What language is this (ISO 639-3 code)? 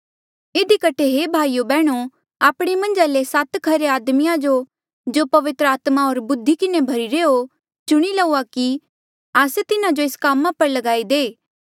mjl